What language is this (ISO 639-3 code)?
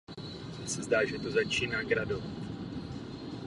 ces